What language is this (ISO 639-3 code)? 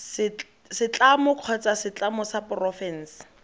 tsn